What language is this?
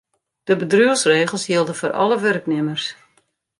Western Frisian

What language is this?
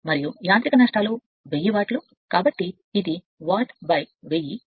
Telugu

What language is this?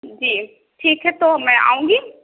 Urdu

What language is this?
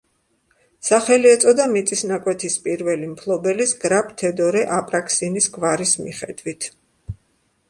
Georgian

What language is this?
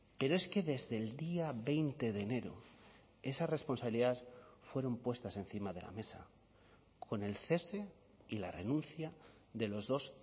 Spanish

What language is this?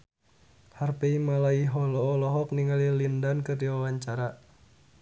Sundanese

